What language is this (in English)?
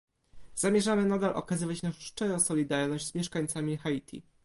Polish